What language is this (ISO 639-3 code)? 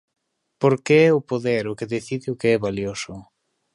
glg